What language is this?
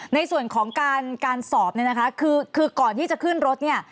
Thai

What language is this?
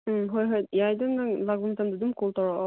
Manipuri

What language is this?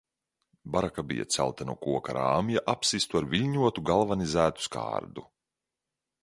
Latvian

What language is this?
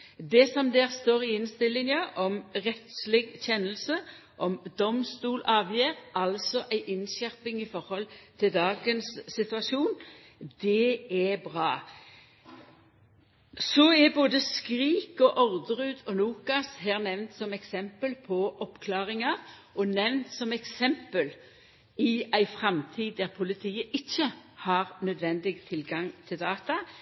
Norwegian Nynorsk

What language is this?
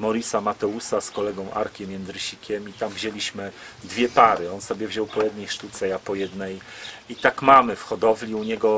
Polish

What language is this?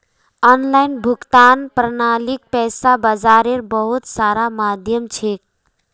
Magahi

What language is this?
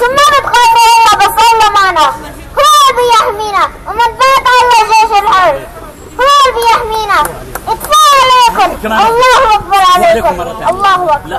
Arabic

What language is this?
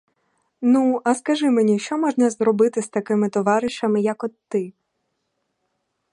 Ukrainian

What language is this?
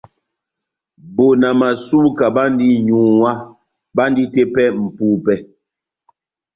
Batanga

